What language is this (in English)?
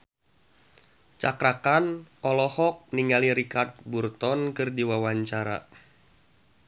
Sundanese